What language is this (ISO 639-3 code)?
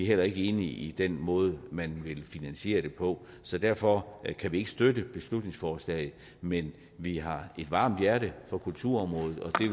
dan